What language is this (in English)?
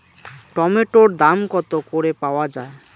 Bangla